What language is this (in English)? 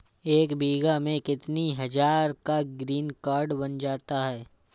Hindi